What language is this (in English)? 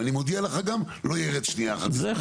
Hebrew